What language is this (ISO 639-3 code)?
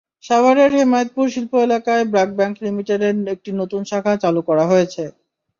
ben